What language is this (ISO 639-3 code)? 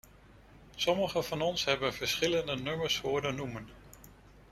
nld